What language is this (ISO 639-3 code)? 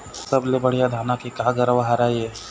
hne